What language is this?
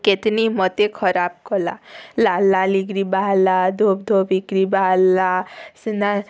Odia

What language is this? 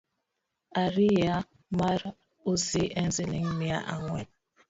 Luo (Kenya and Tanzania)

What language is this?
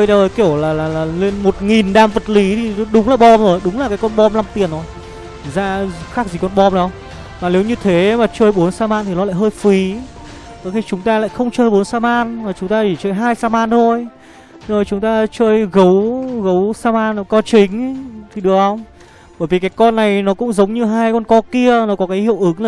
Vietnamese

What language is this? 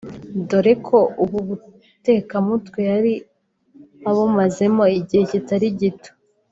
Kinyarwanda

